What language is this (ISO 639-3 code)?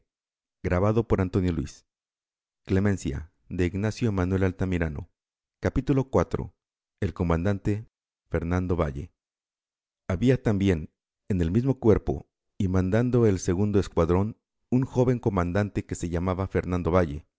spa